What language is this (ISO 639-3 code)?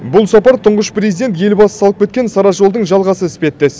kaz